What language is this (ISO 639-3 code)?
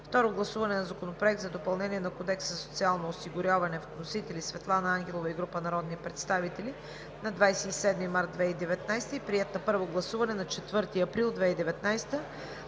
bul